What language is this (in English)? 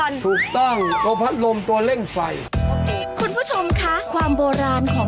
Thai